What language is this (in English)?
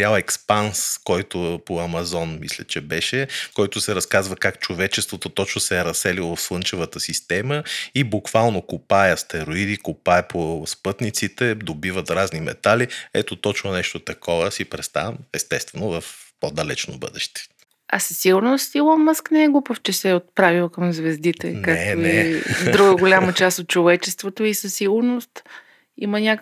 Bulgarian